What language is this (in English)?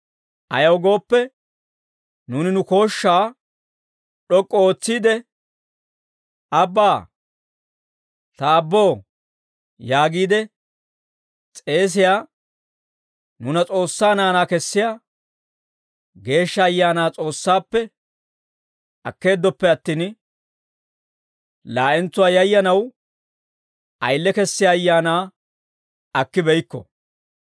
Dawro